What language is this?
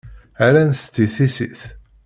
Kabyle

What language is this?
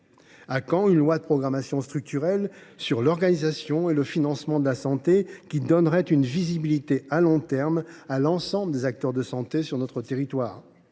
French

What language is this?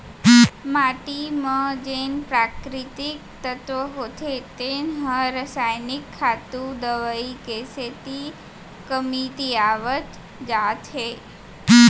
Chhattisgarhi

